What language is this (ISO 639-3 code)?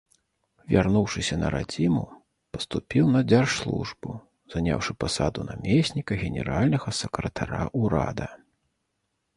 bel